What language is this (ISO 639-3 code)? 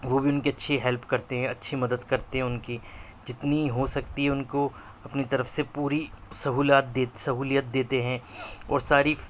urd